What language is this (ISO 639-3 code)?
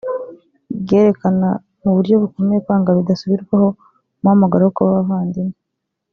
kin